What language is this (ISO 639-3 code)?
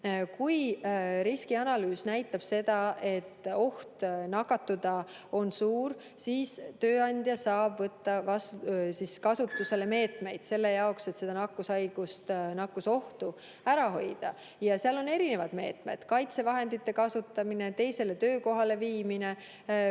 est